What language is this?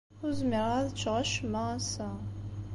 Kabyle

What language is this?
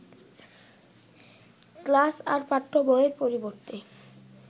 Bangla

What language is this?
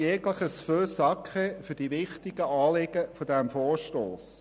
Swiss German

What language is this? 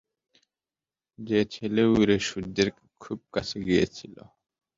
Bangla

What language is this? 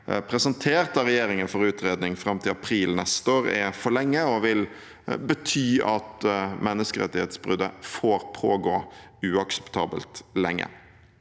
Norwegian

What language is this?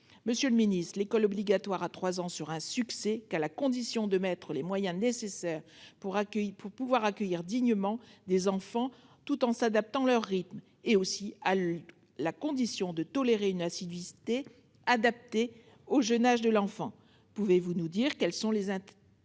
French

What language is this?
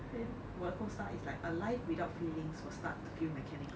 English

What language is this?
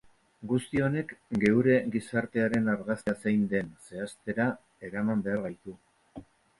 Basque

